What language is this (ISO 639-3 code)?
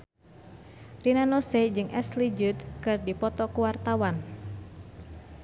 sun